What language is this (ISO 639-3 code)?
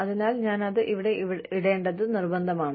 mal